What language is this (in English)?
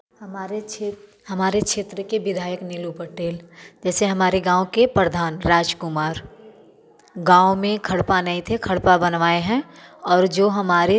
Hindi